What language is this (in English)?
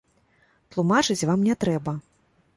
Belarusian